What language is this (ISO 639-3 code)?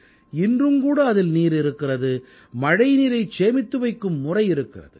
tam